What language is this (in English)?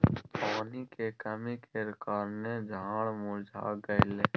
Maithili